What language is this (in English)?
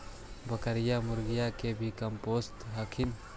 Magahi